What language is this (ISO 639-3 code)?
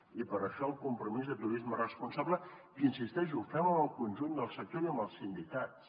cat